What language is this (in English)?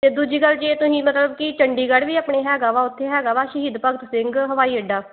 Punjabi